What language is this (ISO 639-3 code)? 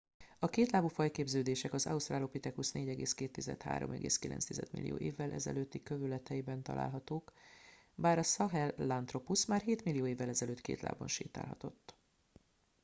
hun